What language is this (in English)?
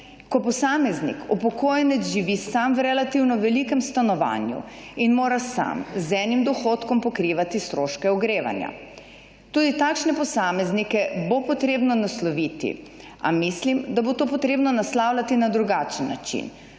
Slovenian